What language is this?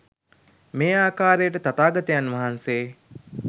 Sinhala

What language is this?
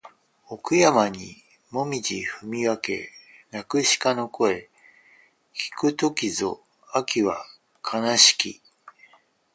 Japanese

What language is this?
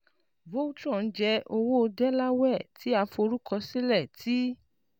Yoruba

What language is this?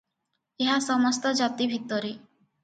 Odia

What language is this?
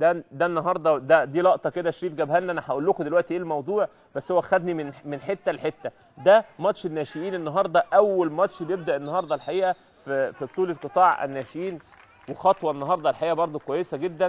Arabic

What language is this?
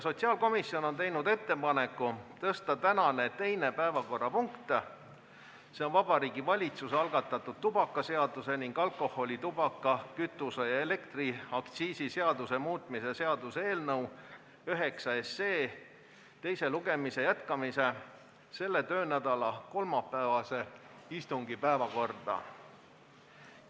Estonian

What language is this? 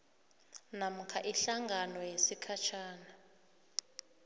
South Ndebele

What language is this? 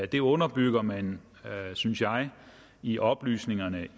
Danish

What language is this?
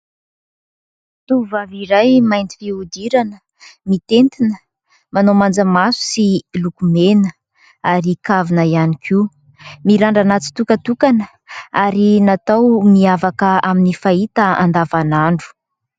Malagasy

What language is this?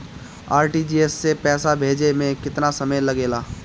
Bhojpuri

